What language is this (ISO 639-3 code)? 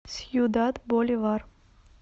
rus